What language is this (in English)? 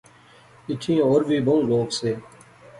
Pahari-Potwari